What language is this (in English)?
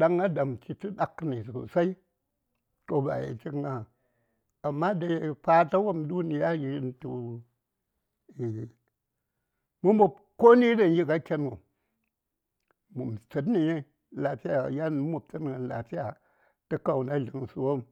Saya